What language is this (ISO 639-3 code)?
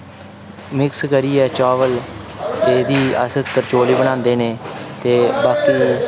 doi